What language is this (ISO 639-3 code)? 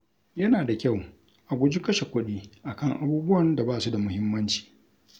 hau